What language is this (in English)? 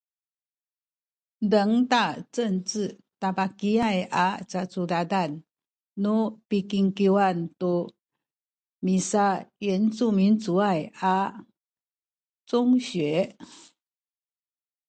Sakizaya